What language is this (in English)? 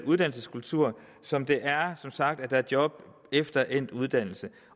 Danish